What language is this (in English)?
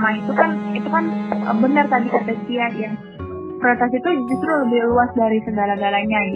Indonesian